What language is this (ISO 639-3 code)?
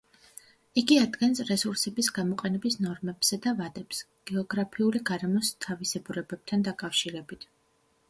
kat